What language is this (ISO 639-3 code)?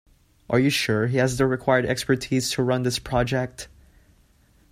eng